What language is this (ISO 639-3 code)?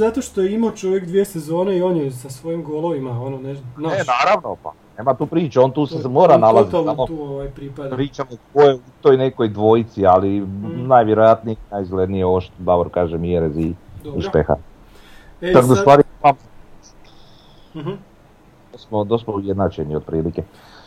hrv